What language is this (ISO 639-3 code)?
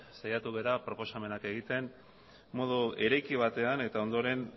eus